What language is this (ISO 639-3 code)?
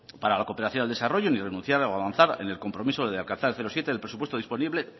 spa